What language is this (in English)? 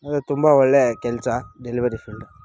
Kannada